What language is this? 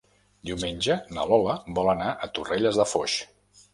Catalan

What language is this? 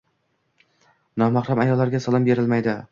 Uzbek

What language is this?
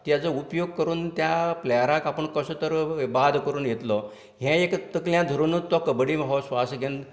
Konkani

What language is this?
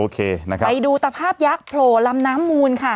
Thai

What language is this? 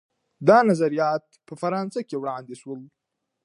Pashto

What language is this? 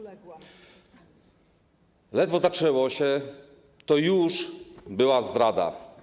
Polish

